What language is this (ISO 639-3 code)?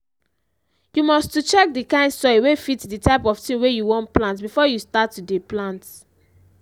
pcm